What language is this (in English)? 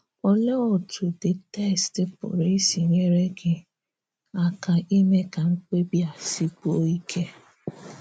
Igbo